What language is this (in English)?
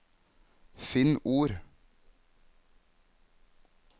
Norwegian